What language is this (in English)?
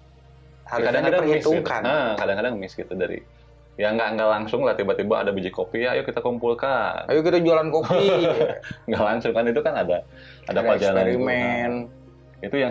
Indonesian